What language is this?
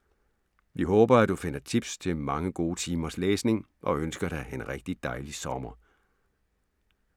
Danish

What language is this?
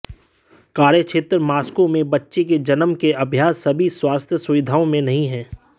Hindi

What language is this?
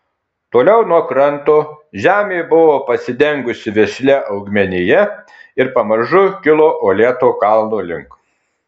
Lithuanian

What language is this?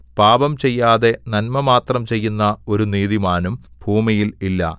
Malayalam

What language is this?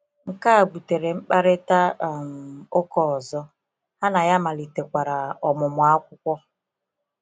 Igbo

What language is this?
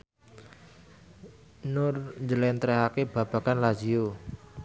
Javanese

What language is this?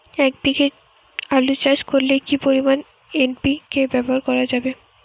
Bangla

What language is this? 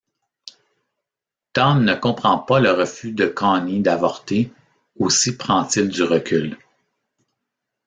French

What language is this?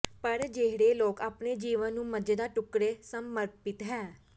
Punjabi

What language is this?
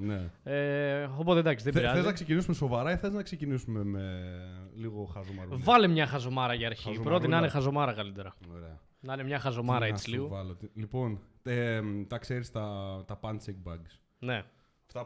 Greek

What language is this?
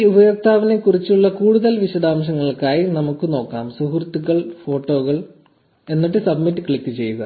Malayalam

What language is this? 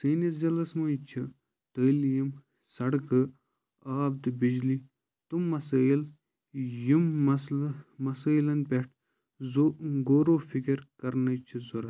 Kashmiri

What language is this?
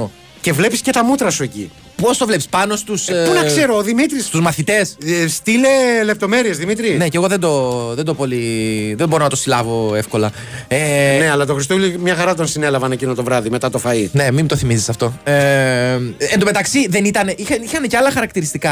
Greek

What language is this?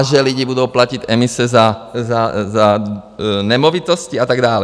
Czech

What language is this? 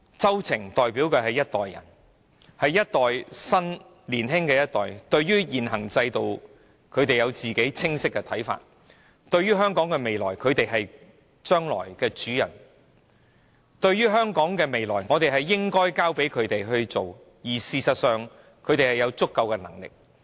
Cantonese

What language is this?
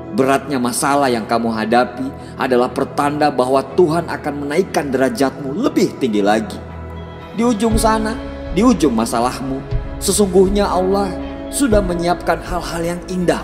Indonesian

